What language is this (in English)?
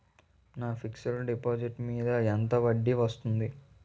Telugu